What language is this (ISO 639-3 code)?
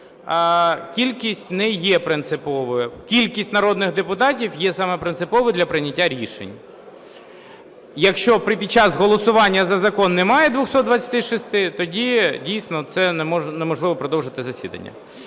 ukr